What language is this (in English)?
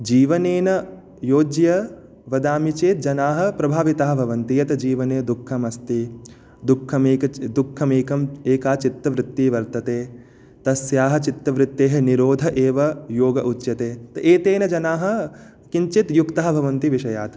Sanskrit